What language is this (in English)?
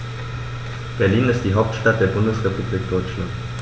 German